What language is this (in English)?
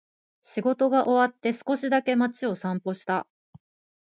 Japanese